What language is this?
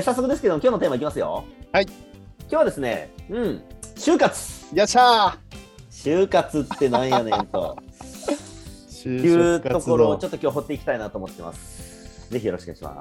Japanese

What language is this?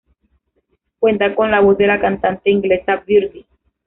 Spanish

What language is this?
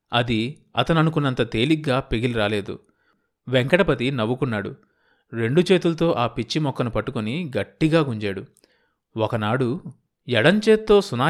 Telugu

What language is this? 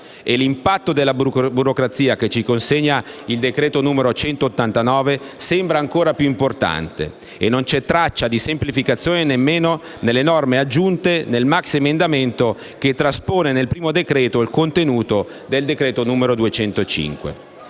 Italian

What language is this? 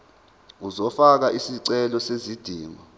Zulu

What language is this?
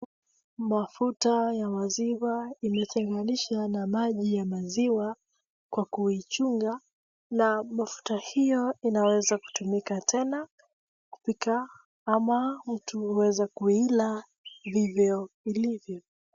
Swahili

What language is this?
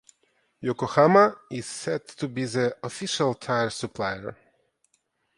English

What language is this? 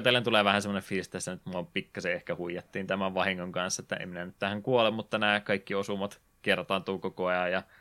Finnish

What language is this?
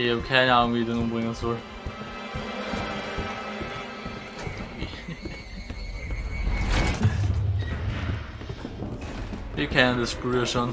German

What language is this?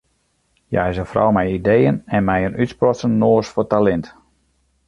Western Frisian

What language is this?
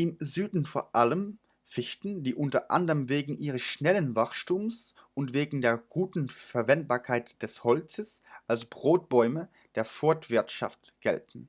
Dutch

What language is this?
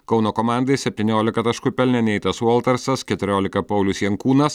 Lithuanian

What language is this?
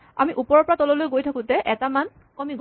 Assamese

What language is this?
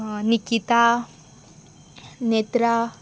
Konkani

